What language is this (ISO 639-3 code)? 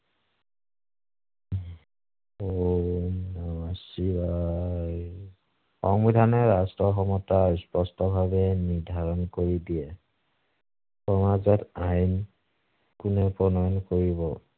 asm